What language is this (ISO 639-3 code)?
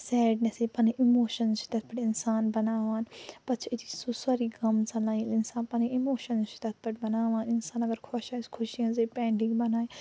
kas